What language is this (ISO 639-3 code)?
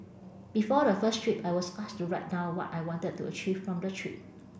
eng